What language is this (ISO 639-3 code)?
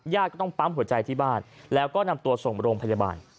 tha